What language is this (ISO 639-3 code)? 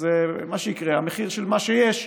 heb